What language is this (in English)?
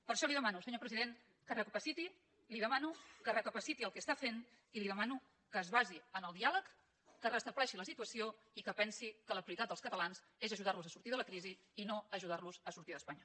Catalan